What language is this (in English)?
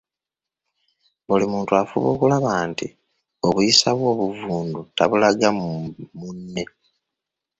Ganda